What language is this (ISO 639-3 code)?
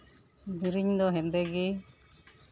sat